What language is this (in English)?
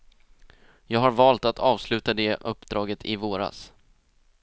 Swedish